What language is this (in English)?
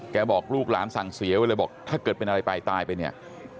Thai